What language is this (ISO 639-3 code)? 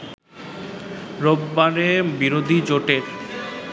ben